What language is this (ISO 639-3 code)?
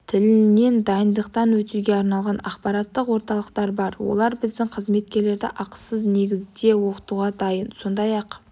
kaz